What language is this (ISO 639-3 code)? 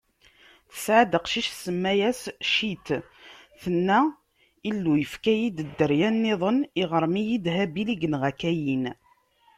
kab